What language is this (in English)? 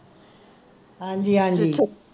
Punjabi